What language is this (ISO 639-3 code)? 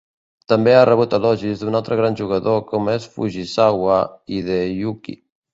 cat